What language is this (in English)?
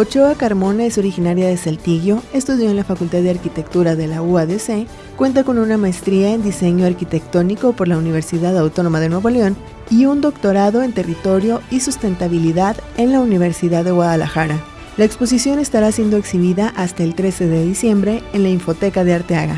Spanish